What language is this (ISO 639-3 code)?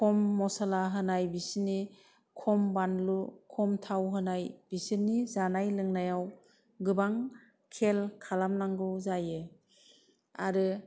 brx